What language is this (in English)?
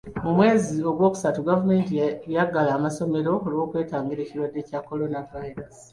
Ganda